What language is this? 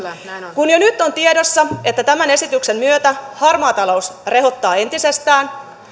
Finnish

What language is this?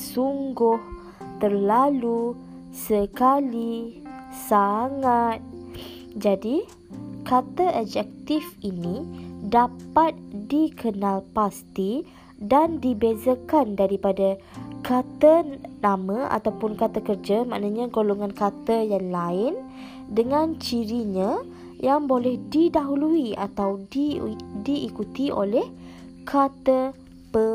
Malay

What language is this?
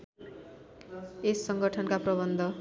Nepali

